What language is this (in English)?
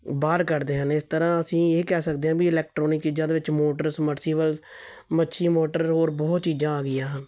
Punjabi